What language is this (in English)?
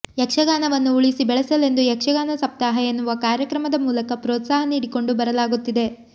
Kannada